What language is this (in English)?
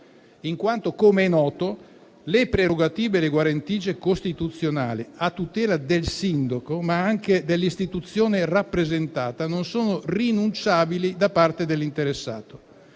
Italian